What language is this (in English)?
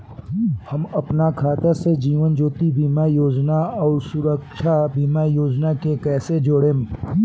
Bhojpuri